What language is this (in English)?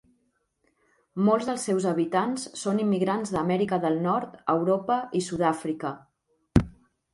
Catalan